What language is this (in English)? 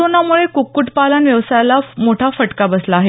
Marathi